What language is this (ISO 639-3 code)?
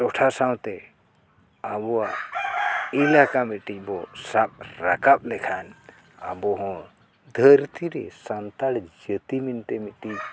sat